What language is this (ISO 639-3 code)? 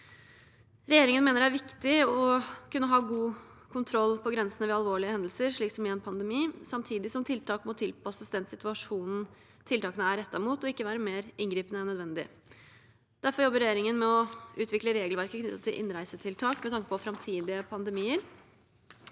nor